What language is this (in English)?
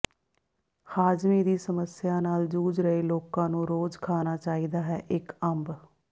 Punjabi